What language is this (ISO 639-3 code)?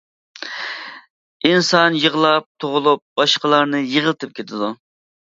uig